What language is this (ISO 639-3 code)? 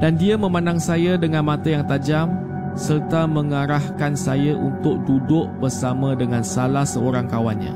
msa